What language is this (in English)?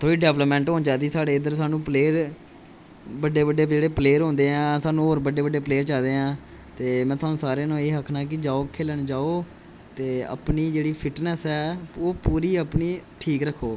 Dogri